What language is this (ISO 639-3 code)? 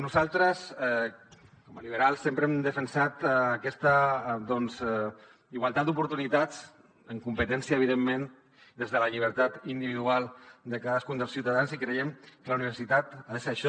cat